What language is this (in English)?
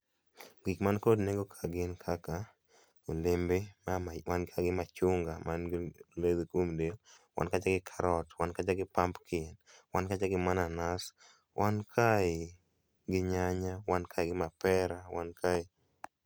Luo (Kenya and Tanzania)